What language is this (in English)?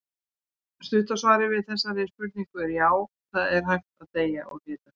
Icelandic